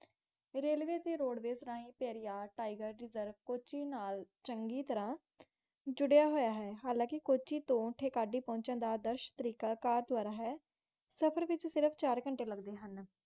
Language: Punjabi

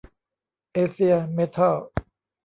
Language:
Thai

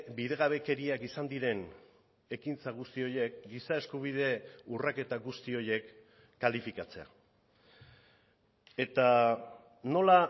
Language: Basque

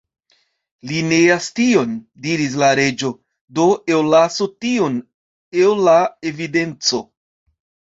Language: Esperanto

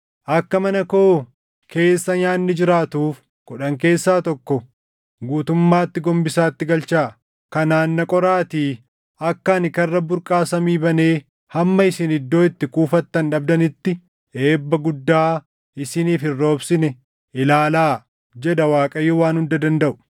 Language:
Oromo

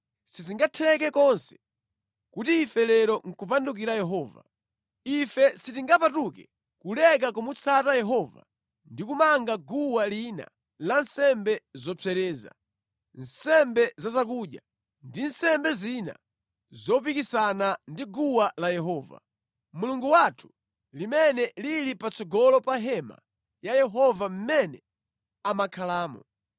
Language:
Nyanja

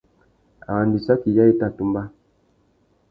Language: Tuki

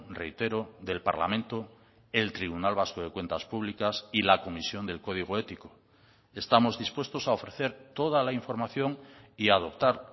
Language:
Spanish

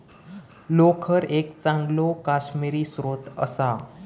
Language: Marathi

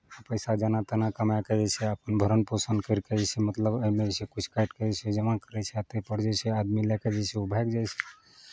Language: Maithili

